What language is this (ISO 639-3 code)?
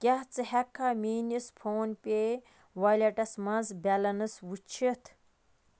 kas